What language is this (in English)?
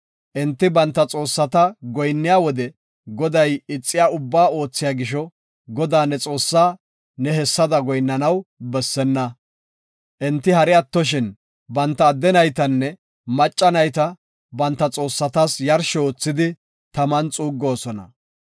Gofa